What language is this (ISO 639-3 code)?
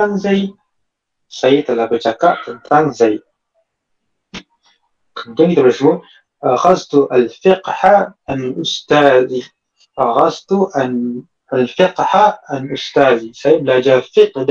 msa